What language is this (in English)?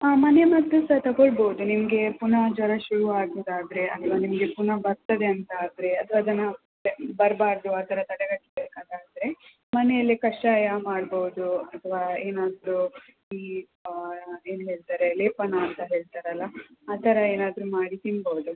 Kannada